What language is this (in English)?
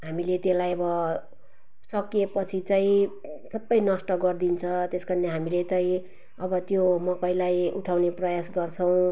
Nepali